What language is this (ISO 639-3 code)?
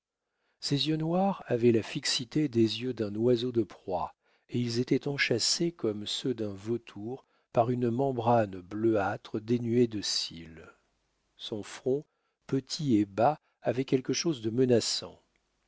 fra